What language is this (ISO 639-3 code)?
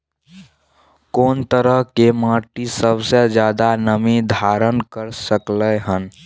mai